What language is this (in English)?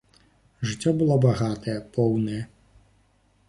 Belarusian